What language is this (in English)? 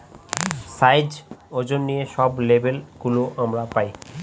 Bangla